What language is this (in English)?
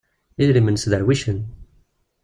Kabyle